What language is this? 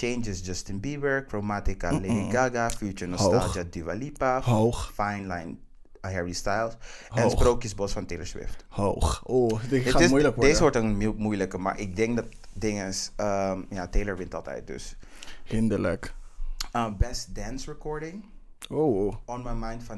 Dutch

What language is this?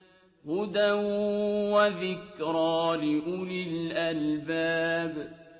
Arabic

